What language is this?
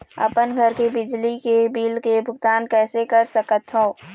Chhattisgarhi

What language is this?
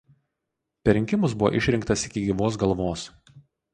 Lithuanian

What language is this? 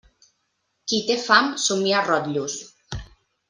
Catalan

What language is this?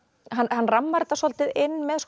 Icelandic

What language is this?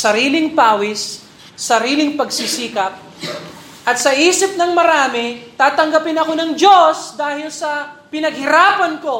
Filipino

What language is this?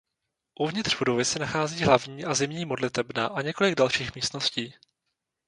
Czech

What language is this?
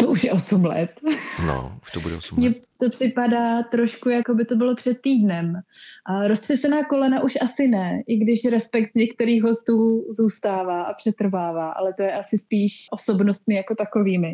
Czech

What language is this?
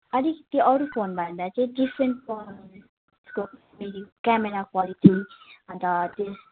Nepali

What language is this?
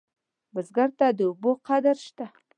Pashto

